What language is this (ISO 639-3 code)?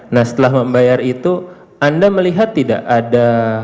ind